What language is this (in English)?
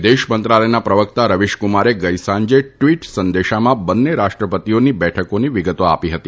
Gujarati